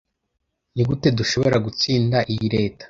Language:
Kinyarwanda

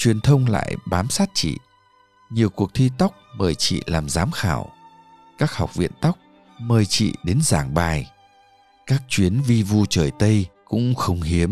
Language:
Vietnamese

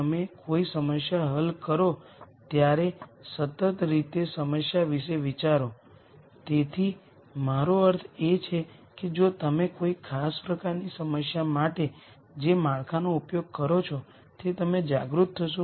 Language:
Gujarati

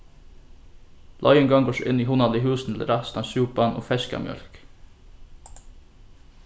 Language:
Faroese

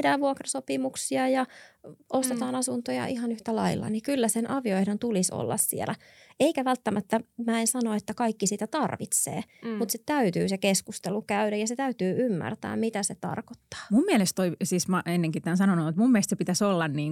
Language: Finnish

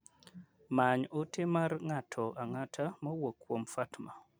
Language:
Luo (Kenya and Tanzania)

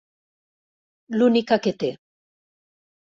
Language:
Catalan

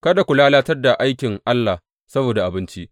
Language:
Hausa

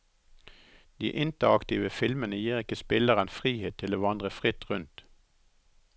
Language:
Norwegian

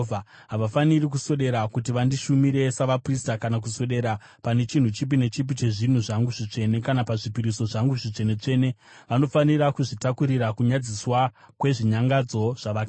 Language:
Shona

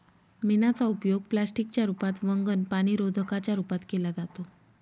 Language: Marathi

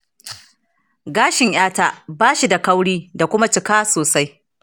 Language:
Hausa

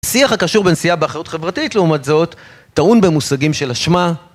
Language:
Hebrew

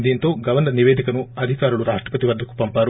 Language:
Telugu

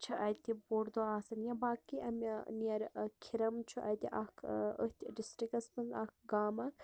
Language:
Kashmiri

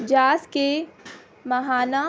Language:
Urdu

